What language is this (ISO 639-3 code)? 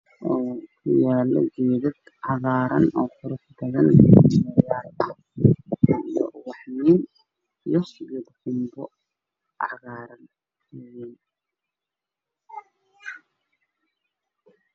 som